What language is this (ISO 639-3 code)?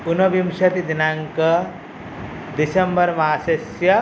san